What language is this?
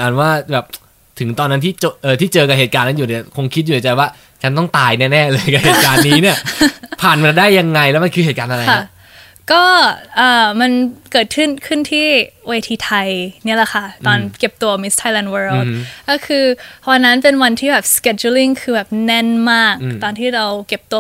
Thai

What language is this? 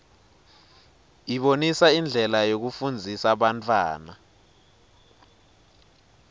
Swati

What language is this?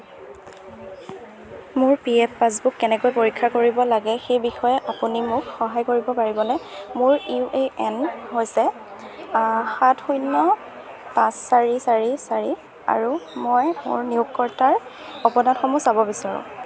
Assamese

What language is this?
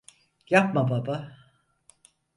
Turkish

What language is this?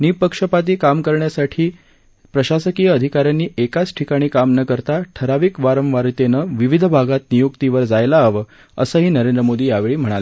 Marathi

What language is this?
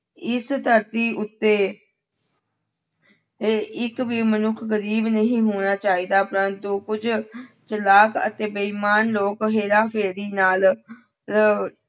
Punjabi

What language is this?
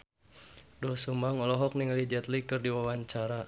Sundanese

